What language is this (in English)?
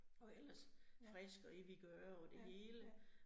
Danish